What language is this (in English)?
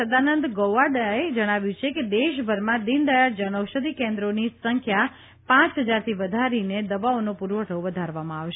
Gujarati